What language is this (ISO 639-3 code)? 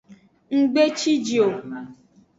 ajg